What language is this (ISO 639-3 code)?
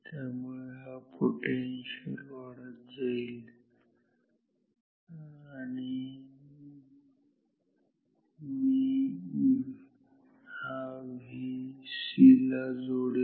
mar